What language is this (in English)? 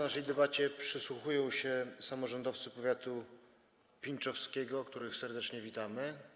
Polish